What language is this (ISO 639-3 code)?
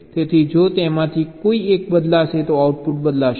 guj